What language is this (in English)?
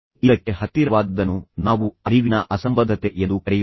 Kannada